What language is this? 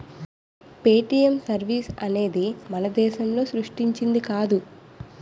Telugu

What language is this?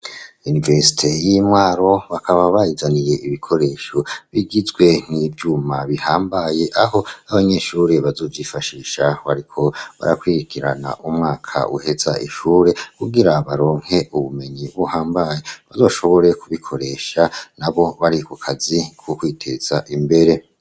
Rundi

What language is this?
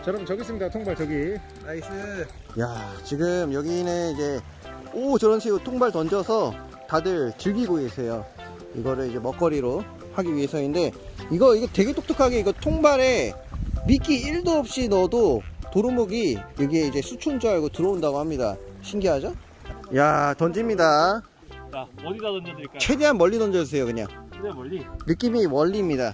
Korean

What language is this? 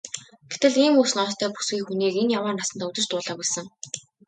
Mongolian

